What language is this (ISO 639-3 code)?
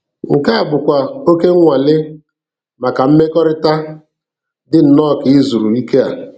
ibo